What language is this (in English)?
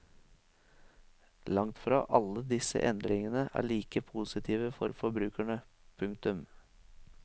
Norwegian